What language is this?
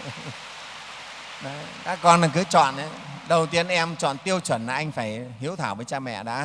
Vietnamese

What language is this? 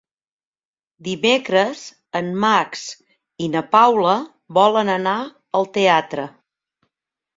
Catalan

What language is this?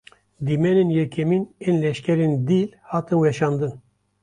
Kurdish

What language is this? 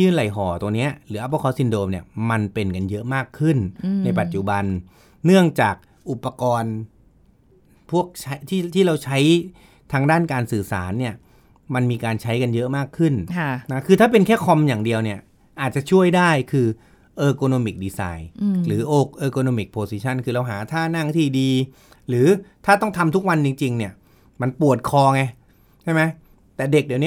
Thai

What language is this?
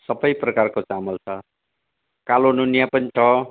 Nepali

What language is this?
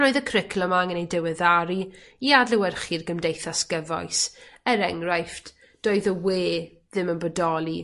Welsh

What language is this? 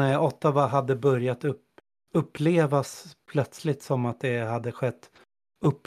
Swedish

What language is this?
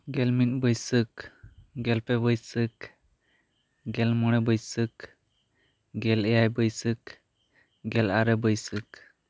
Santali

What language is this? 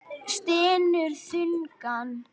Icelandic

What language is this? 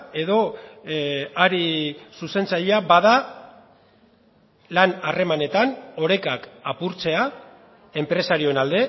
Basque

